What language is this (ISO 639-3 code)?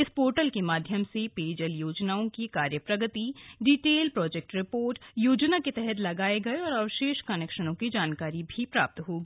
hin